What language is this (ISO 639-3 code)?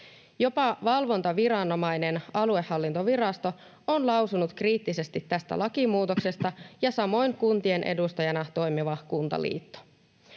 fin